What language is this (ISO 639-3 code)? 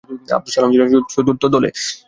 ben